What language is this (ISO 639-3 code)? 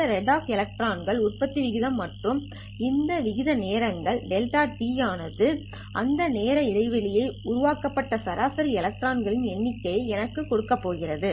tam